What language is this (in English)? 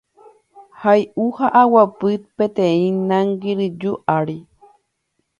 Guarani